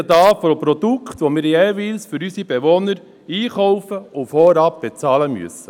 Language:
Swiss German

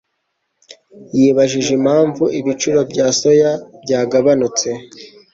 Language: Kinyarwanda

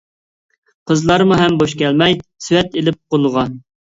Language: Uyghur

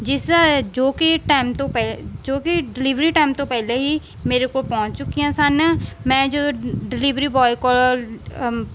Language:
Punjabi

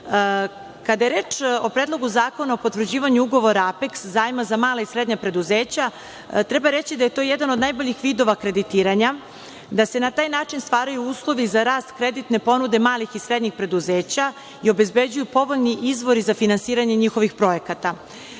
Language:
Serbian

